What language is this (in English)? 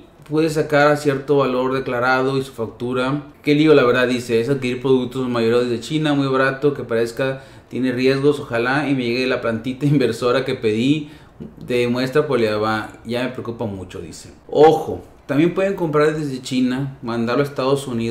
Spanish